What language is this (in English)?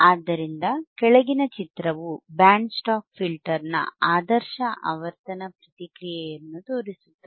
Kannada